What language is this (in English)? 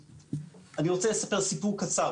Hebrew